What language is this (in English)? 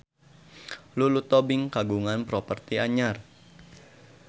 Sundanese